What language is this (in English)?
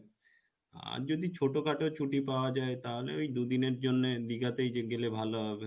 Bangla